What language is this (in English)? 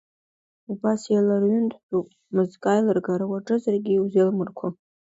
Abkhazian